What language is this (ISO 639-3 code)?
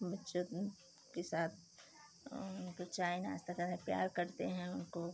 hin